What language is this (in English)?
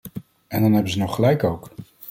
Dutch